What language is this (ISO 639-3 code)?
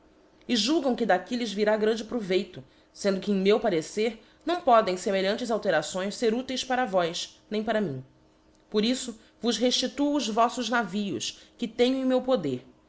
por